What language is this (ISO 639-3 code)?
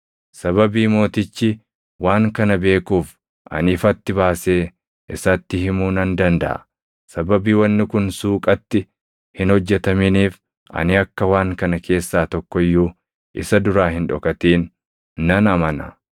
orm